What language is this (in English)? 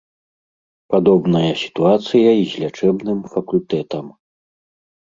Belarusian